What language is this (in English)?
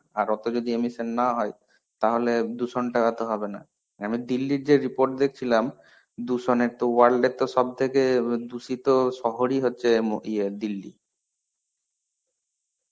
Bangla